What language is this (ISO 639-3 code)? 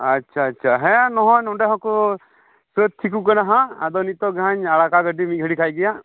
sat